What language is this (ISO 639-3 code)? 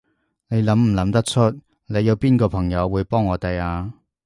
yue